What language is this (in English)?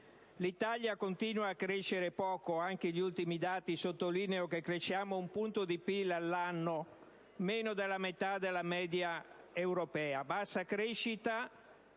Italian